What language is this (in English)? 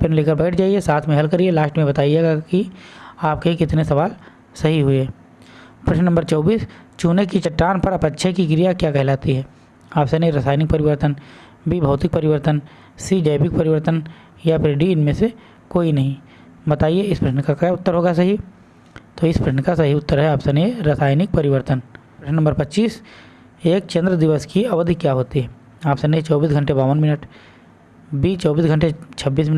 Hindi